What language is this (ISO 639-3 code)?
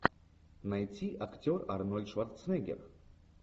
rus